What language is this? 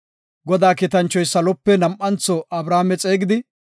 Gofa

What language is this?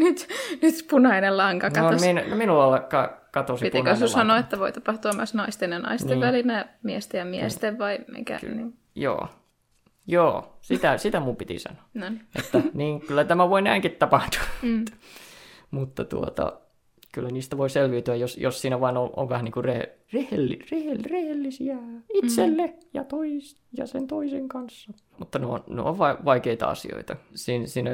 Finnish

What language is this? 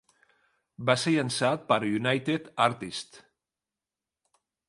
Catalan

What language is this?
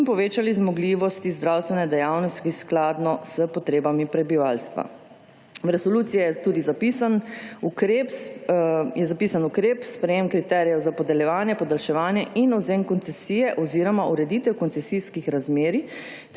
Slovenian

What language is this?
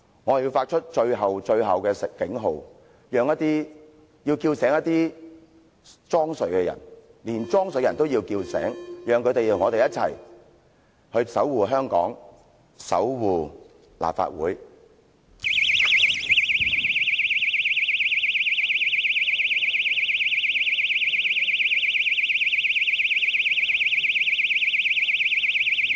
Cantonese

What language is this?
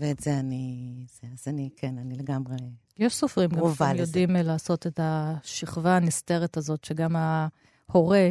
Hebrew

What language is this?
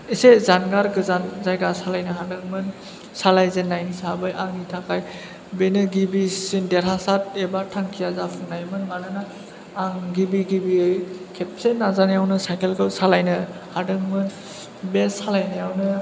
Bodo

